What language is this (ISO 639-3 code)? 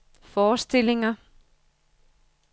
dan